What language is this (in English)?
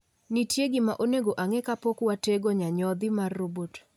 Luo (Kenya and Tanzania)